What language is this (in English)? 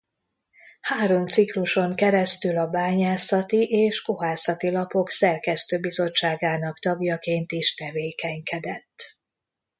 Hungarian